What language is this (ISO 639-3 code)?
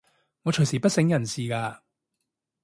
yue